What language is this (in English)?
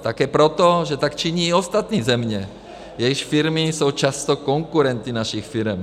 Czech